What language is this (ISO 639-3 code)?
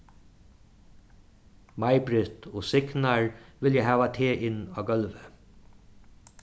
fao